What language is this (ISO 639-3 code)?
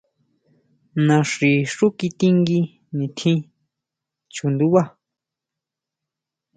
mau